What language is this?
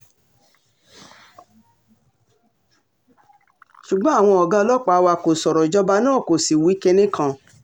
Yoruba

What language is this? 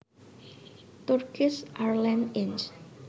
Javanese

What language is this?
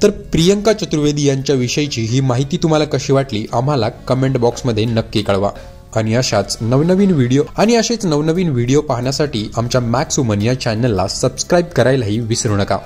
Marathi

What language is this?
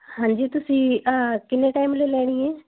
Punjabi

